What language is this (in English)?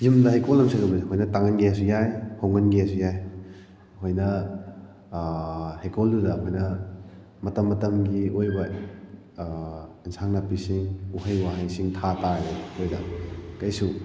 Manipuri